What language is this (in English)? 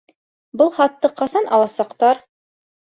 Bashkir